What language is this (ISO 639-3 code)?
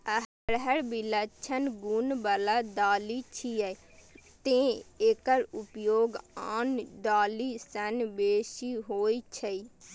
mai